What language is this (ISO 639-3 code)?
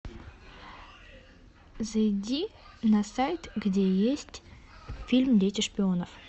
rus